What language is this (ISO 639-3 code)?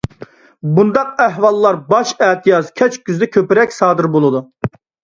uig